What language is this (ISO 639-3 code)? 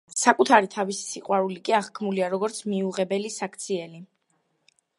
kat